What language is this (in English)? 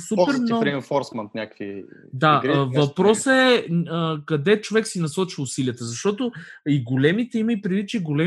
Bulgarian